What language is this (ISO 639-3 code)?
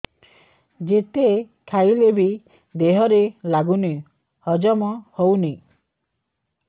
ori